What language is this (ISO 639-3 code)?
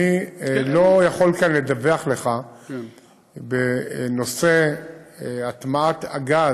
heb